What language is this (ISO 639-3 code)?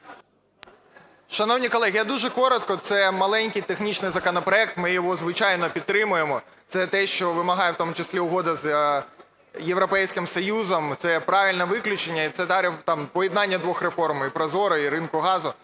ukr